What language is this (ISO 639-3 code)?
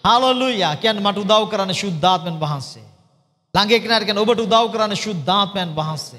ind